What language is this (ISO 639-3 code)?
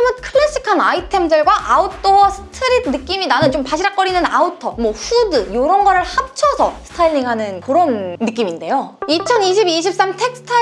kor